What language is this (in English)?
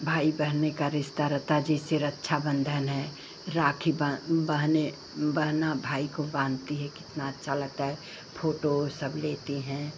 Hindi